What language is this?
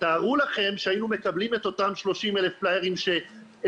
Hebrew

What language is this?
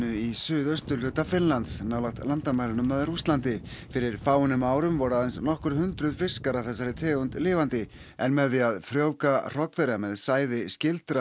Icelandic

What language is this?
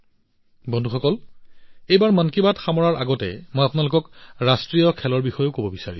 Assamese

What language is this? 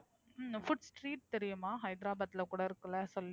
Tamil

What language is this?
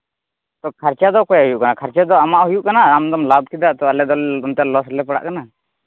Santali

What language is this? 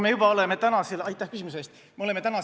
Estonian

